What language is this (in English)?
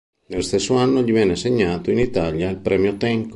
Italian